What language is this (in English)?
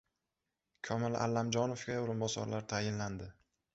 Uzbek